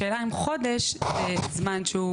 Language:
Hebrew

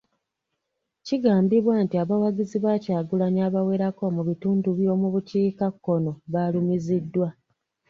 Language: Ganda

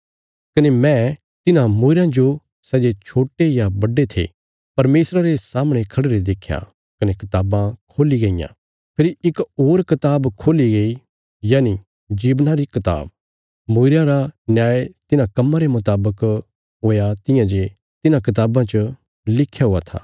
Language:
Bilaspuri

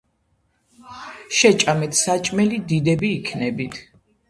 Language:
Georgian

